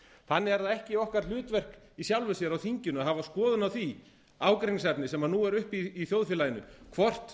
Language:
Icelandic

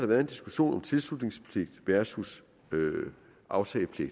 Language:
Danish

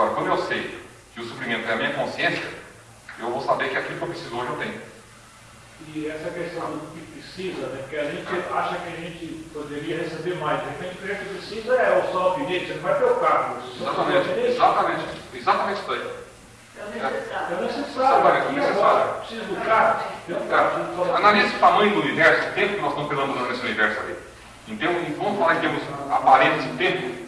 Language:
Portuguese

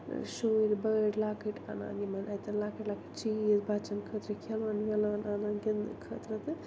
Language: Kashmiri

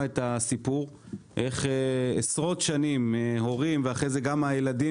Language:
Hebrew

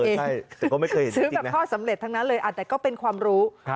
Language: Thai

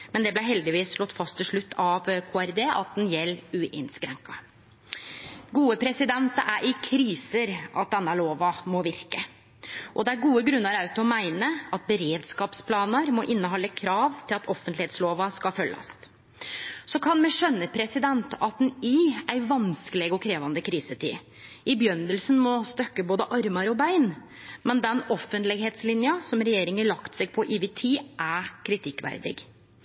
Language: Norwegian Nynorsk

